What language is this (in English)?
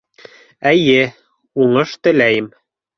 Bashkir